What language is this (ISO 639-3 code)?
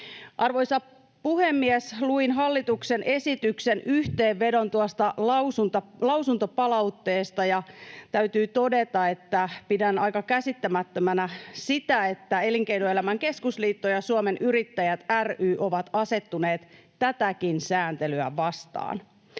fin